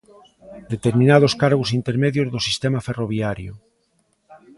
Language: Galician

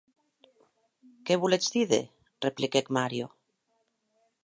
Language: Occitan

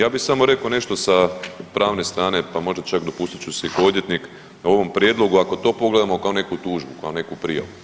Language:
Croatian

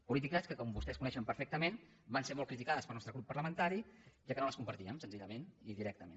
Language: Catalan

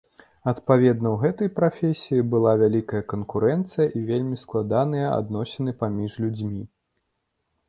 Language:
Belarusian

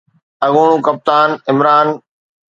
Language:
Sindhi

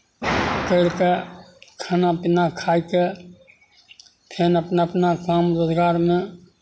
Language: Maithili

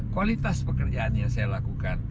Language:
Indonesian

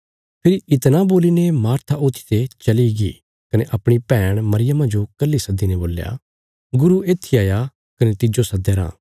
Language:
Bilaspuri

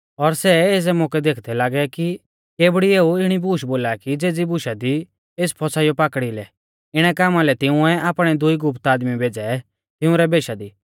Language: Mahasu Pahari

